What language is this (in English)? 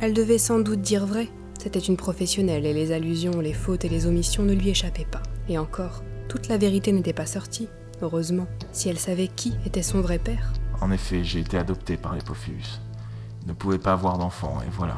French